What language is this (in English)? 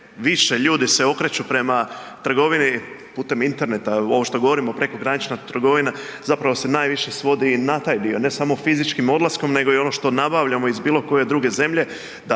Croatian